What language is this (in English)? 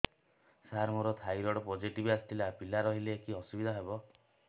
Odia